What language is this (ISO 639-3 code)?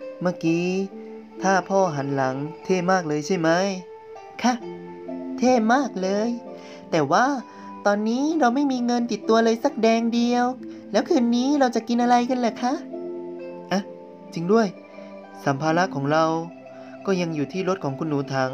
tha